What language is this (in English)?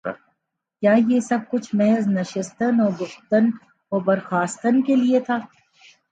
Urdu